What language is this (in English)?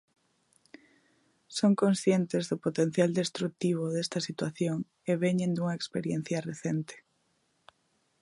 Galician